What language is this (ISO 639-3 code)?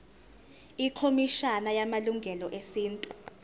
zul